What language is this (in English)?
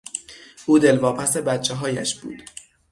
Persian